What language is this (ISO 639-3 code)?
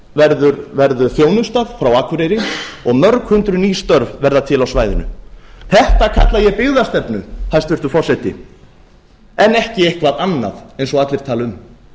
isl